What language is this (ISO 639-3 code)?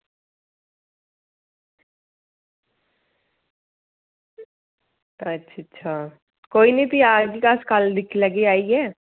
doi